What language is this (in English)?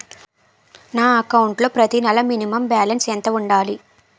Telugu